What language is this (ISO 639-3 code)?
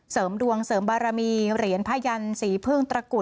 tha